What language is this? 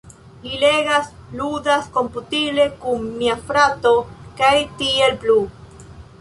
Esperanto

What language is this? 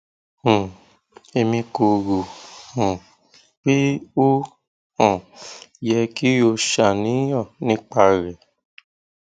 Yoruba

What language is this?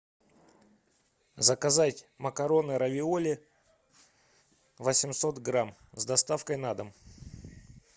Russian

